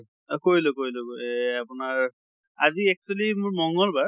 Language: Assamese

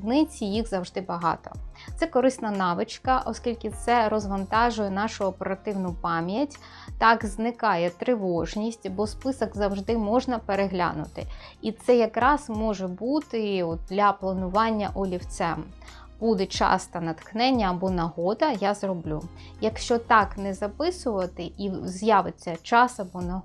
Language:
Ukrainian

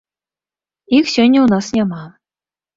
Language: Belarusian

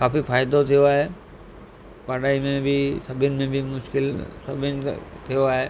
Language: Sindhi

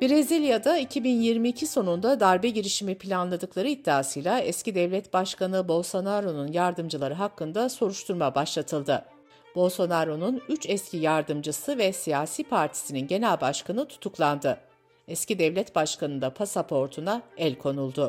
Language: Turkish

